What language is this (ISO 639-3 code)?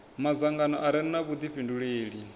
ven